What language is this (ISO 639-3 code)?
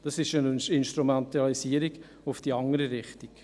gsw